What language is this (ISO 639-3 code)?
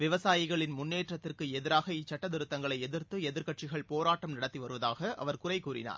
tam